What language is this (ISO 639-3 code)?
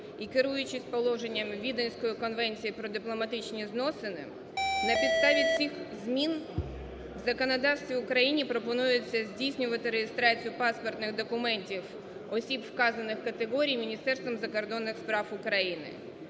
ukr